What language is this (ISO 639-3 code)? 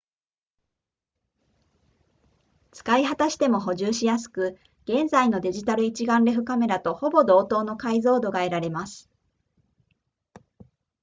jpn